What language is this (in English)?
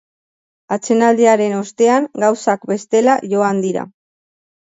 Basque